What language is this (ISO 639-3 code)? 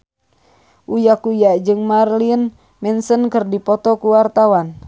sun